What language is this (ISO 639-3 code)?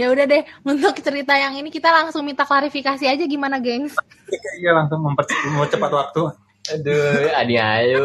ind